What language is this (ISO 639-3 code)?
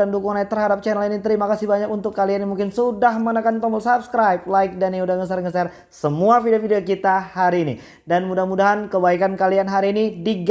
ind